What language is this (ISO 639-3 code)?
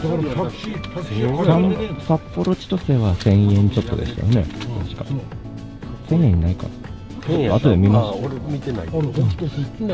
jpn